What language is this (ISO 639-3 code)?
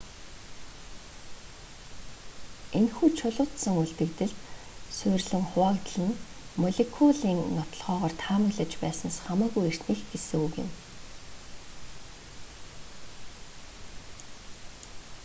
mon